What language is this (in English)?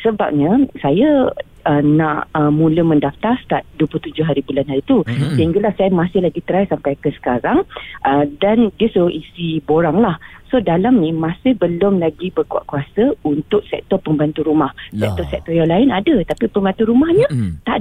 Malay